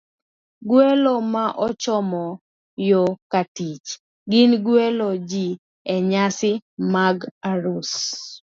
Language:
Luo (Kenya and Tanzania)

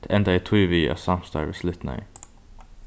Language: Faroese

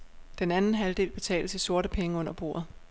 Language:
Danish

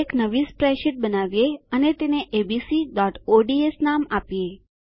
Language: Gujarati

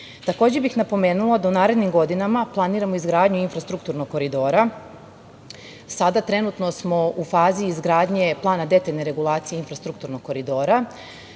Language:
Serbian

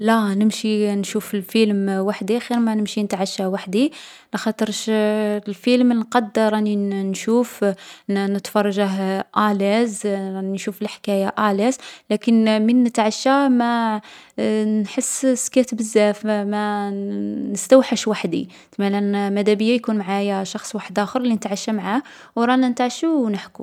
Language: Algerian Arabic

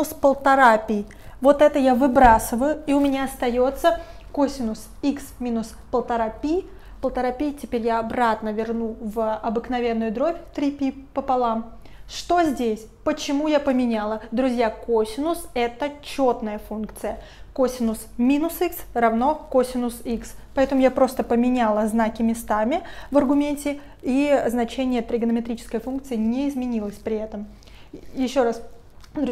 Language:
Russian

